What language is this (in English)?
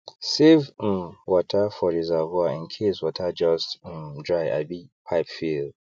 Nigerian Pidgin